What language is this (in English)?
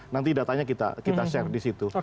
Indonesian